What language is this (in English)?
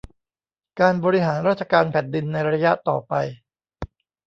Thai